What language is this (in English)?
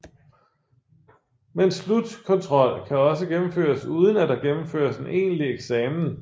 Danish